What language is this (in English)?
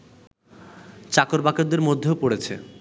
Bangla